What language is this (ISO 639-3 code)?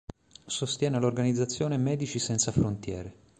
ita